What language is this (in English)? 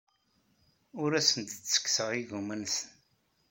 Kabyle